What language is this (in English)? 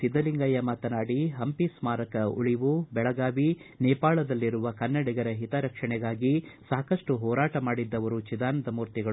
Kannada